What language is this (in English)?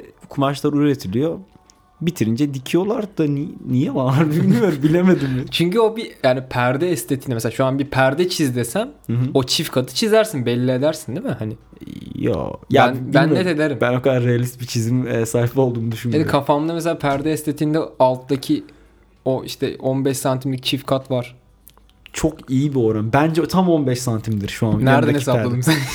Turkish